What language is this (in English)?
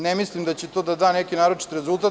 Serbian